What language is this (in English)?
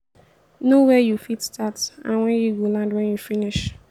Nigerian Pidgin